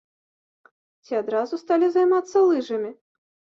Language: Belarusian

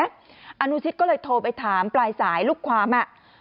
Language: Thai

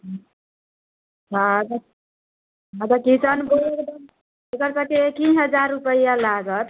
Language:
Maithili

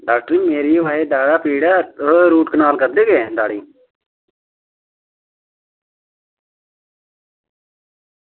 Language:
Dogri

